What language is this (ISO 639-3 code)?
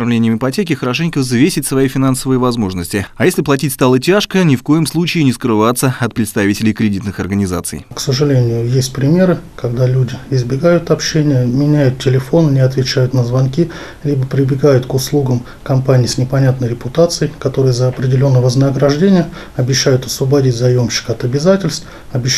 rus